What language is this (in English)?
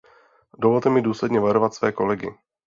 Czech